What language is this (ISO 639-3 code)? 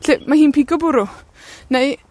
cym